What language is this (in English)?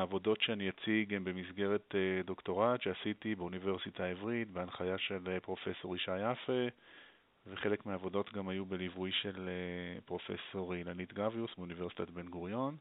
Hebrew